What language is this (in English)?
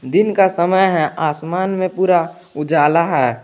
Hindi